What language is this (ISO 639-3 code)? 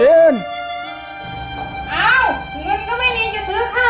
tha